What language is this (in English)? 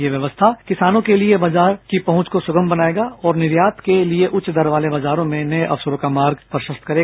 Hindi